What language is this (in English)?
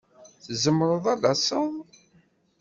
Kabyle